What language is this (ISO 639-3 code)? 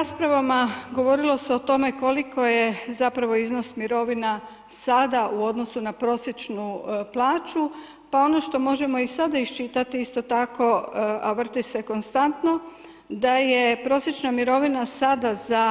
hrv